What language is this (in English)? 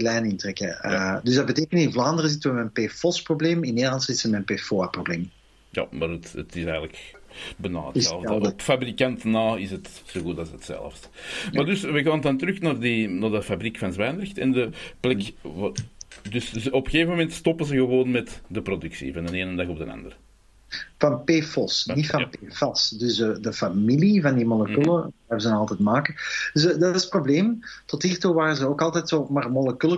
Dutch